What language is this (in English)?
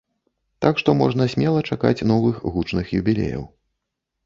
Belarusian